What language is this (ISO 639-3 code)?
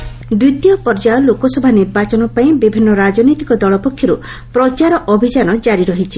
ori